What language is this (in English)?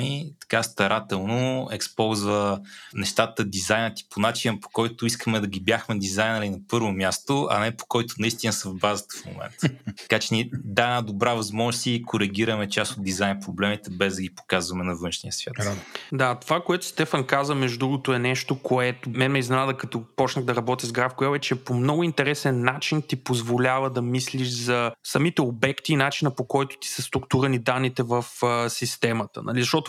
Bulgarian